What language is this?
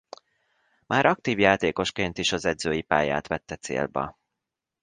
Hungarian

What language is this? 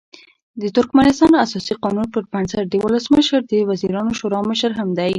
Pashto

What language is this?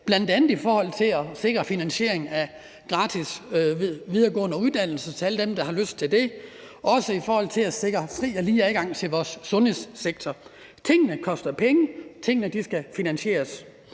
Danish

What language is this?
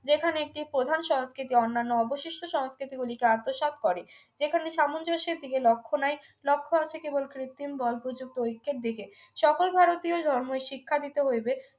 Bangla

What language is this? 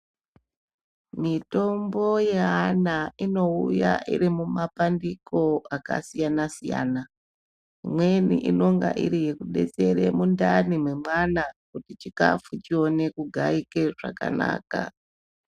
Ndau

